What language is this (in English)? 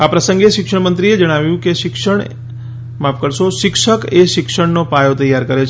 Gujarati